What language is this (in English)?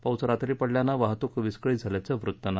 Marathi